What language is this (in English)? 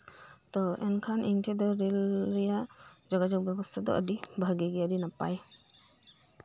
Santali